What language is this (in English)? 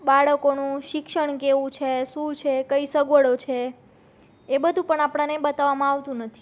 Gujarati